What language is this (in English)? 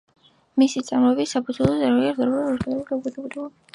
Georgian